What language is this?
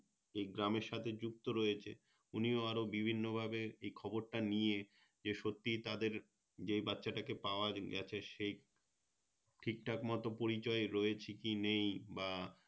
Bangla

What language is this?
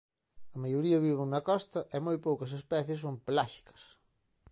Galician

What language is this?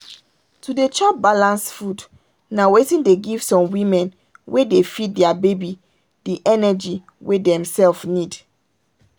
Nigerian Pidgin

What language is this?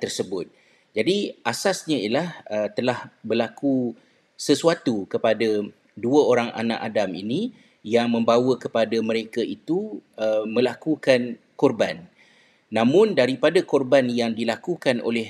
Malay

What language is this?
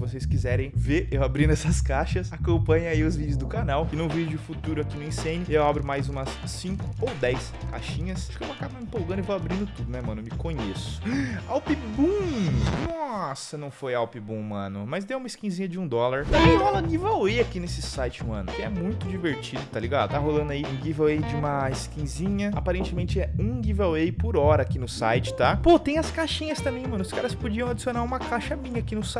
Portuguese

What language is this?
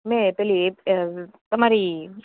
Gujarati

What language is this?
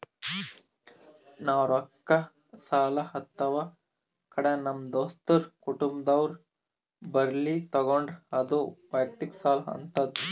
Kannada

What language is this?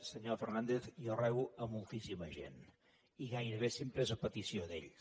Catalan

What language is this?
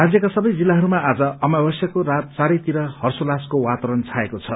Nepali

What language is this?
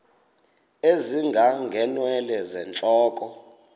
Xhosa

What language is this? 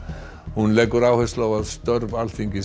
Icelandic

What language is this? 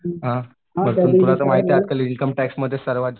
Marathi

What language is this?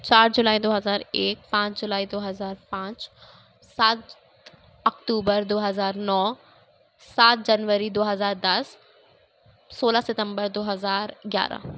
Urdu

